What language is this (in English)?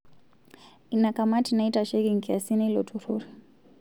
Masai